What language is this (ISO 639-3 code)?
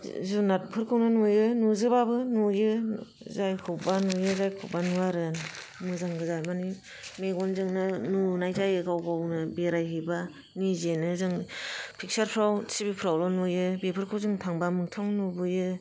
brx